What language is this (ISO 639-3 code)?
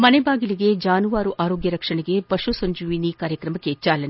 kan